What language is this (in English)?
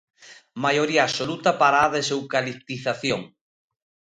Galician